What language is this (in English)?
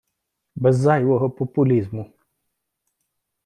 Ukrainian